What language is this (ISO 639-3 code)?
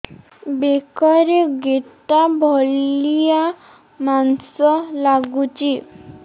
ori